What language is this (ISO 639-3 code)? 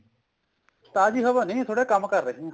pan